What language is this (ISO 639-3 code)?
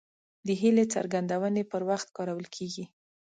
pus